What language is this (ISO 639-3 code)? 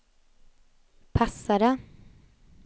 swe